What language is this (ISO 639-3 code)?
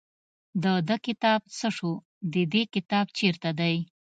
pus